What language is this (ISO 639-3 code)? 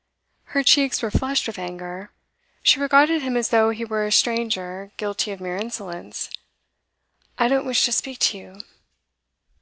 eng